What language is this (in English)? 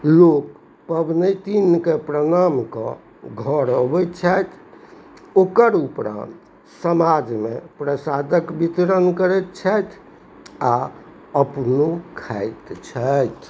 Maithili